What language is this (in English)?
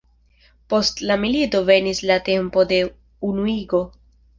Esperanto